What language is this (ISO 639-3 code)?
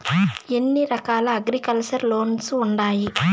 tel